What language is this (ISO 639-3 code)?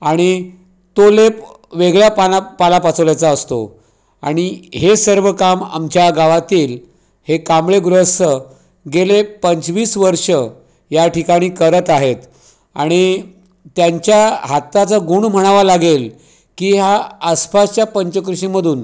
mar